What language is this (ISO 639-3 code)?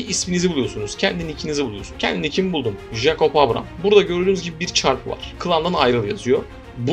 tur